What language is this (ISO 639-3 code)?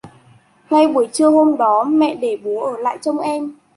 vie